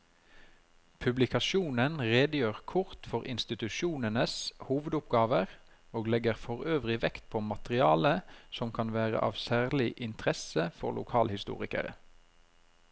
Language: Norwegian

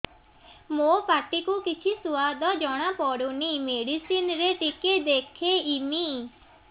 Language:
Odia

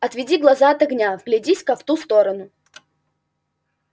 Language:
Russian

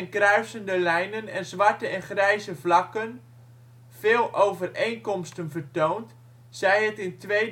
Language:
Dutch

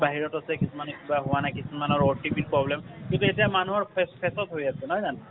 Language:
Assamese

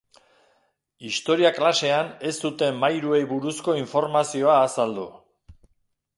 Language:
Basque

